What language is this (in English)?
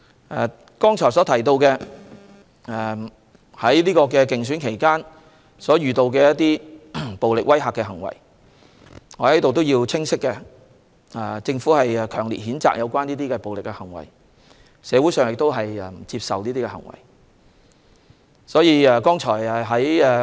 Cantonese